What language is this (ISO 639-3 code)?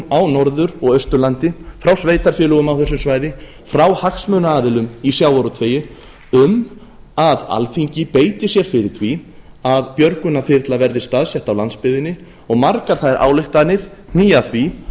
isl